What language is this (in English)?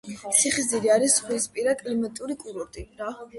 Georgian